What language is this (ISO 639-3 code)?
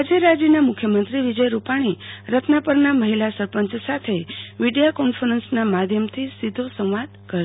guj